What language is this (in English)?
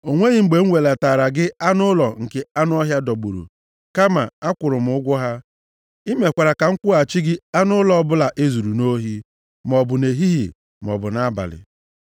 Igbo